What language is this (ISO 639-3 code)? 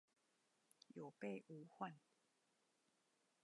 zho